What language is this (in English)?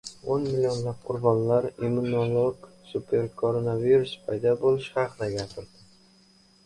Uzbek